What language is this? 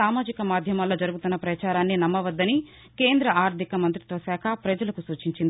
Telugu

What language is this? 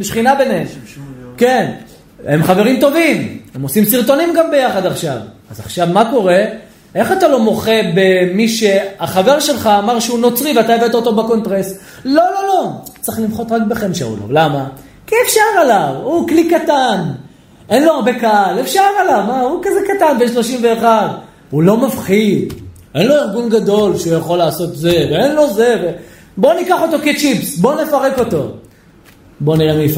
Hebrew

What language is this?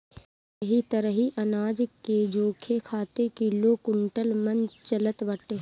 Bhojpuri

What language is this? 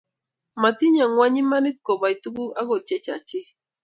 Kalenjin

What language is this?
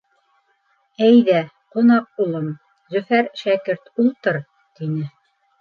Bashkir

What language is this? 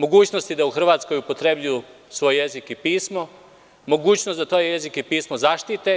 Serbian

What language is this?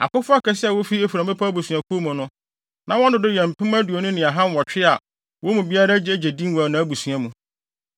Akan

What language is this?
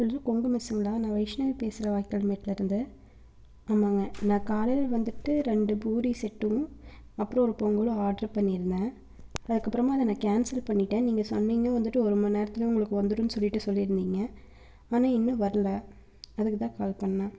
Tamil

